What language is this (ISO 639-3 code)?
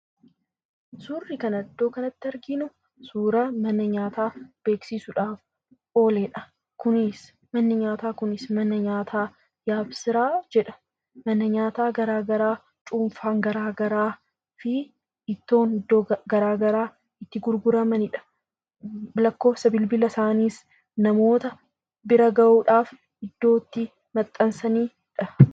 orm